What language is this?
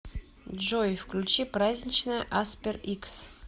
Russian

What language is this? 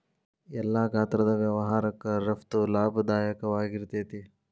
Kannada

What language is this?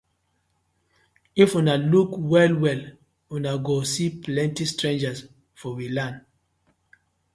Nigerian Pidgin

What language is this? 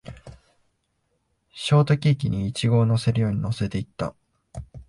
Japanese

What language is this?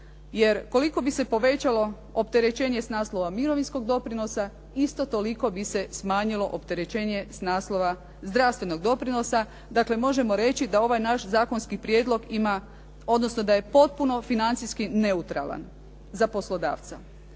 Croatian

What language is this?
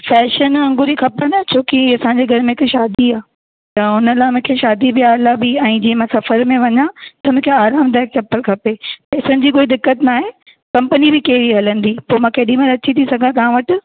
Sindhi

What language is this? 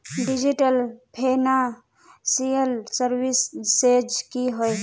Magahi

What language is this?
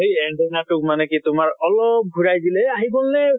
Assamese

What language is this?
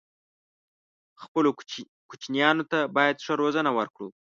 Pashto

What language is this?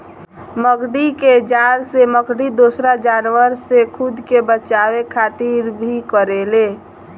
Bhojpuri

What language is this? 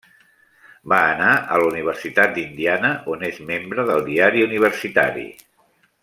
Catalan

